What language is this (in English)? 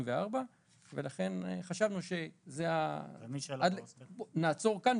Hebrew